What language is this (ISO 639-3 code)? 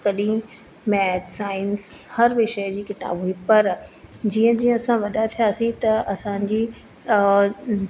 snd